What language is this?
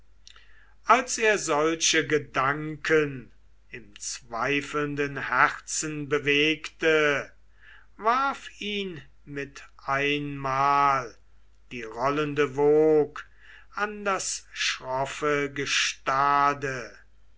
German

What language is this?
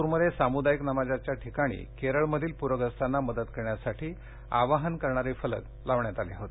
Marathi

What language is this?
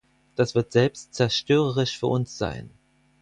German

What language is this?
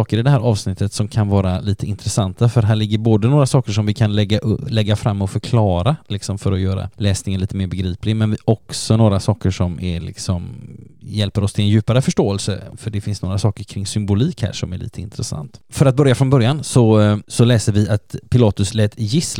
Swedish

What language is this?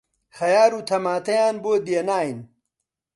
Central Kurdish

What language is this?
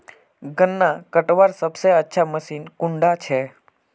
Magahi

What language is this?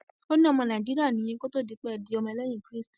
Yoruba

